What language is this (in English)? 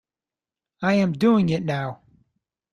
English